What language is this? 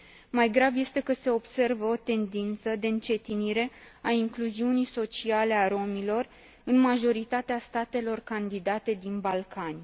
Romanian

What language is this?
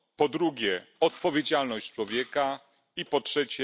Polish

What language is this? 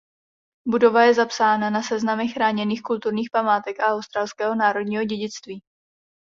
Czech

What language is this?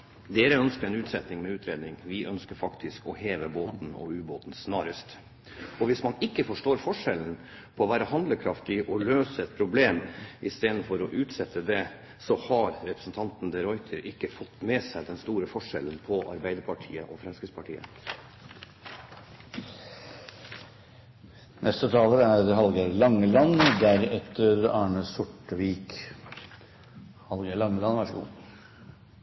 Norwegian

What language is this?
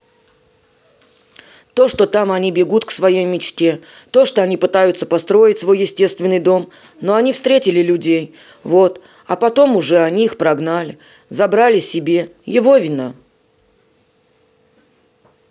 Russian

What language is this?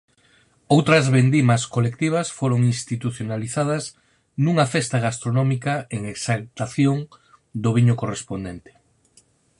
Galician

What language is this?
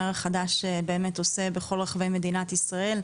Hebrew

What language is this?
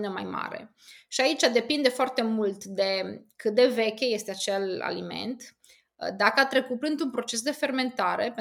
Romanian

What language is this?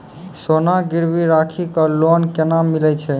Maithili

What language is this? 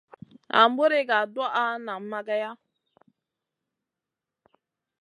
Masana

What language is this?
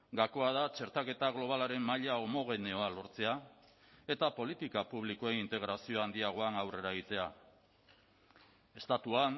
Basque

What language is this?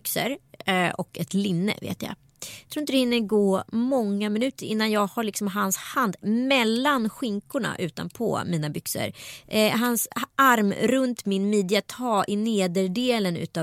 Swedish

